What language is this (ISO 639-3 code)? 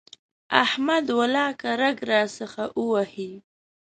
pus